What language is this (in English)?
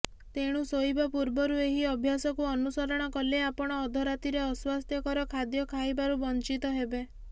Odia